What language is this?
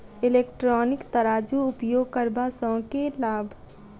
Maithili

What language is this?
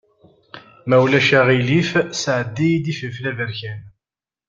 Kabyle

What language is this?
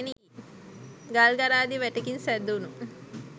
Sinhala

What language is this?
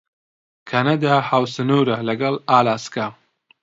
Central Kurdish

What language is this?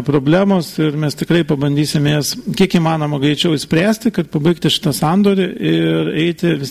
Lithuanian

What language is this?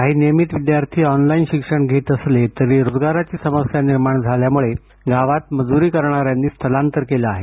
Marathi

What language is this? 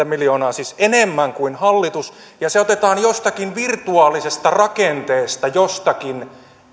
Finnish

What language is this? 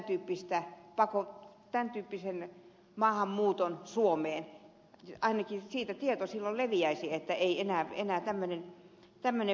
Finnish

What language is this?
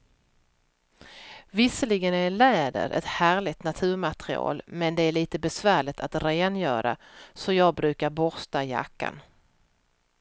Swedish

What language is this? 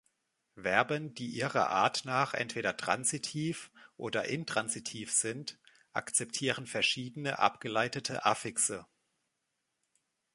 German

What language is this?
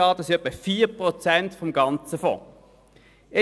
Swiss German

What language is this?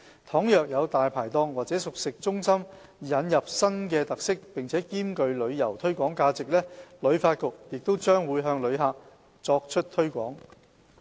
Cantonese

